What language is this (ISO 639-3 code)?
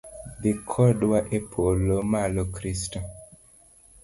luo